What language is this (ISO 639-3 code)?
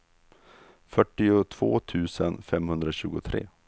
swe